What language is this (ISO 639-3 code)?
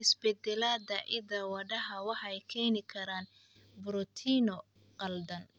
som